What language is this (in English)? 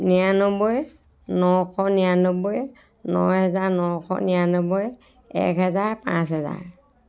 Assamese